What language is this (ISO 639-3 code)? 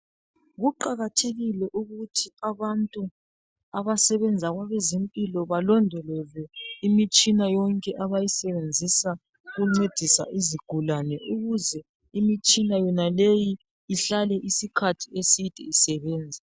nde